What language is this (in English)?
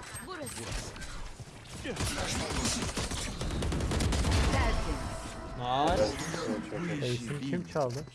Turkish